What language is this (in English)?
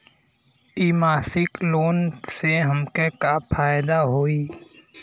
Bhojpuri